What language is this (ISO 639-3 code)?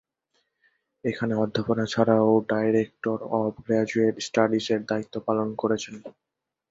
ben